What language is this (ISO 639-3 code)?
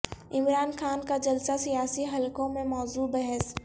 urd